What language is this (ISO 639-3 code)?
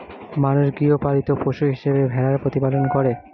ben